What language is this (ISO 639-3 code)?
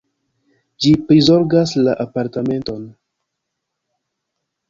epo